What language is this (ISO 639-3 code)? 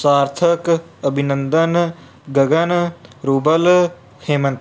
pan